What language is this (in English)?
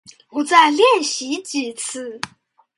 Chinese